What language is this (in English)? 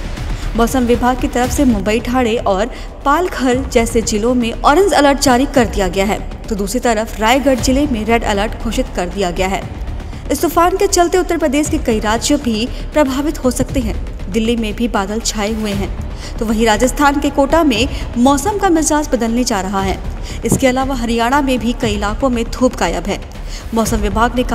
Hindi